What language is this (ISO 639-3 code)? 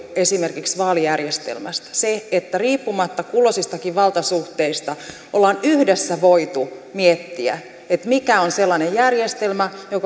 fin